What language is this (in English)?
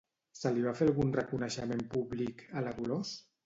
Catalan